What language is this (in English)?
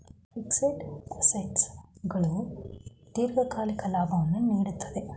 Kannada